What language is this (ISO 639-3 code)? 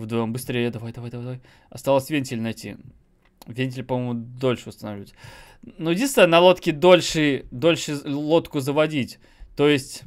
rus